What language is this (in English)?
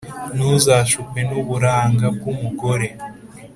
Kinyarwanda